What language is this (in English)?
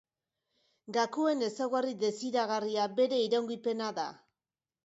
Basque